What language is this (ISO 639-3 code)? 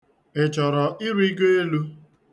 ibo